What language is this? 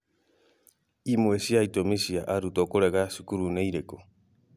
Kikuyu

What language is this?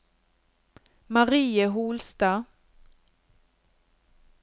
Norwegian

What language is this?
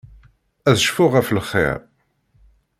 Kabyle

